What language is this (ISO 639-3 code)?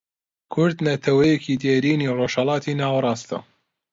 ckb